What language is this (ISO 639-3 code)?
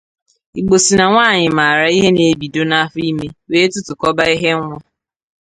ibo